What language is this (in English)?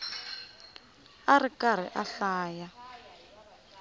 Tsonga